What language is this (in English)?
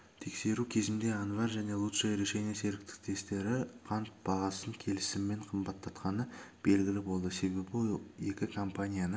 Kazakh